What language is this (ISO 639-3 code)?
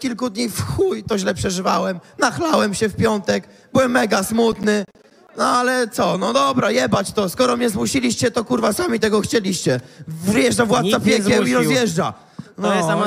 pol